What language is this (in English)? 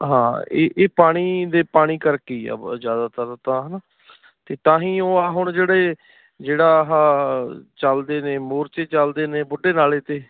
Punjabi